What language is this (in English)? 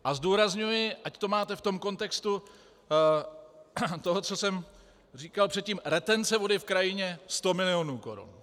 Czech